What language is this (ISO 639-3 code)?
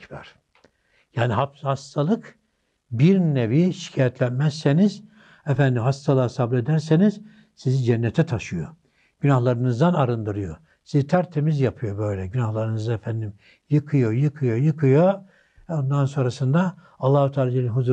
tur